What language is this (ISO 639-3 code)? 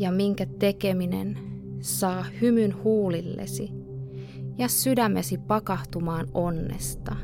fin